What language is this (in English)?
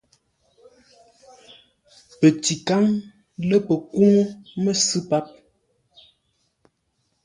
Ngombale